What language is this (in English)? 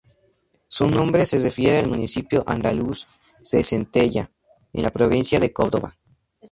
Spanish